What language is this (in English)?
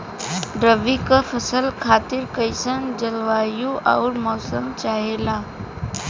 Bhojpuri